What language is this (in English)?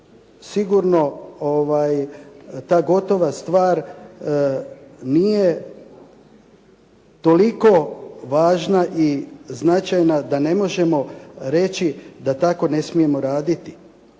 Croatian